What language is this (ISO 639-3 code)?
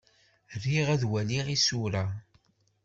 kab